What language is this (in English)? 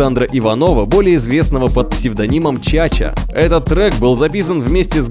Russian